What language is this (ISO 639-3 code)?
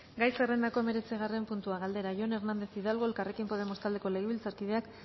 eus